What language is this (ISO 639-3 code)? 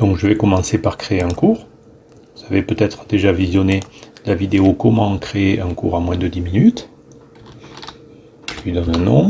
fra